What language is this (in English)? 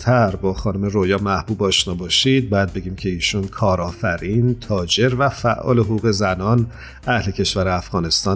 Persian